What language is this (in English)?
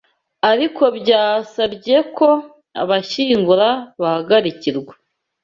Kinyarwanda